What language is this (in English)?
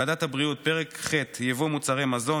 Hebrew